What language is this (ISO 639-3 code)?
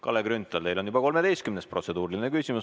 est